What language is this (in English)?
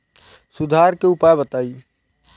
Bhojpuri